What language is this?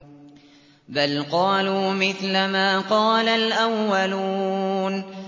Arabic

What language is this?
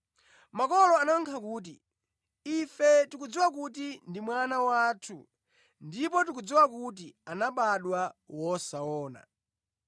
Nyanja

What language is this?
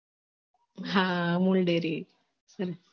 Gujarati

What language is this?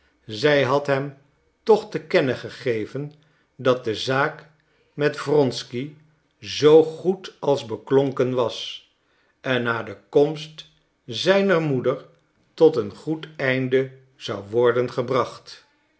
Dutch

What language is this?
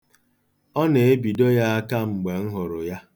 Igbo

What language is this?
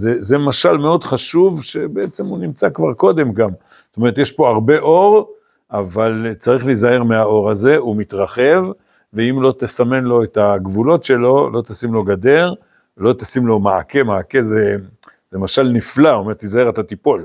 Hebrew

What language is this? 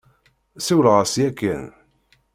Kabyle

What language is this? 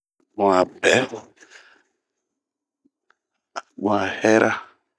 Bomu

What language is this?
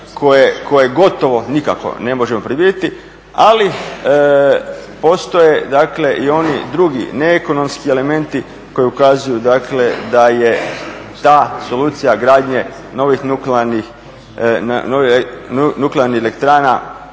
Croatian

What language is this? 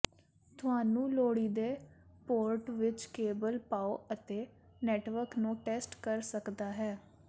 Punjabi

